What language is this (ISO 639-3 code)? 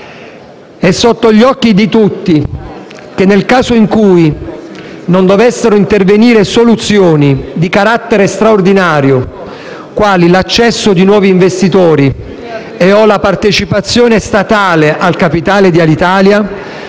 ita